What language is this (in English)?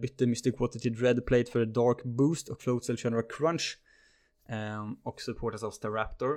Swedish